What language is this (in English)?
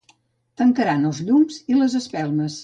Catalan